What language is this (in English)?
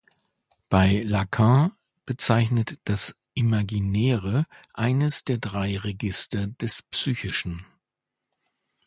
German